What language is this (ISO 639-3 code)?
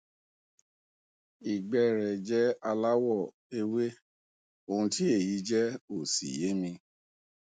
yor